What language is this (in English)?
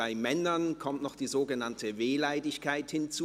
Swiss German